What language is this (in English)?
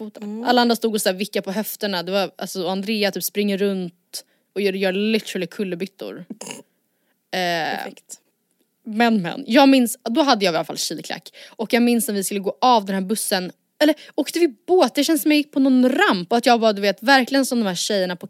Swedish